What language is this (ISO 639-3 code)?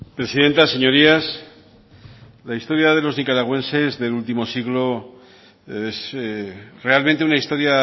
spa